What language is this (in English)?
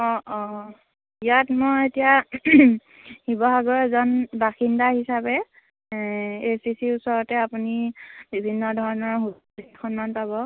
Assamese